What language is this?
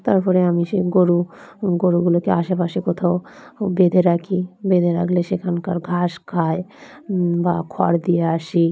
Bangla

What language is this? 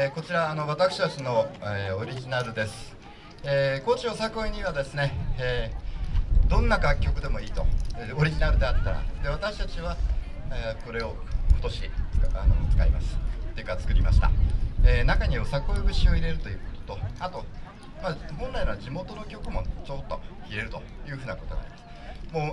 Japanese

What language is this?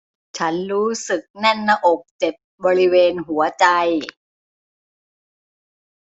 Thai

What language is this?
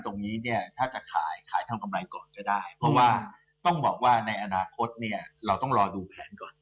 Thai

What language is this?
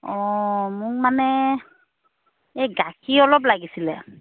Assamese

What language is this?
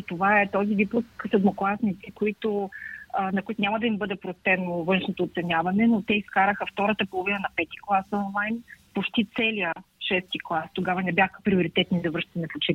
Bulgarian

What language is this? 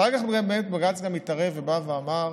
Hebrew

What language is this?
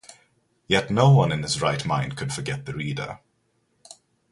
English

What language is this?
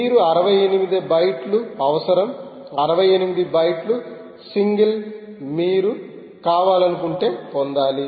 Telugu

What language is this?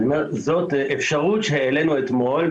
Hebrew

